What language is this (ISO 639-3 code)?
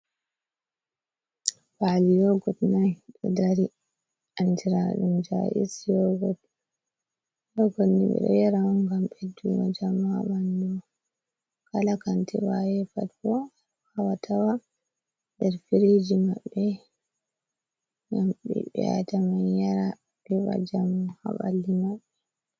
ful